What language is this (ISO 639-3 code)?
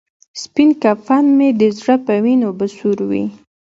pus